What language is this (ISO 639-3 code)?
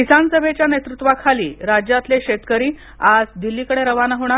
mar